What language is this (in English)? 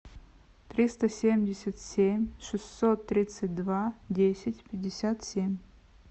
Russian